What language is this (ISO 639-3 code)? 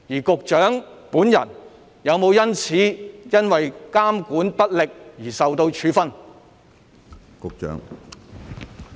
yue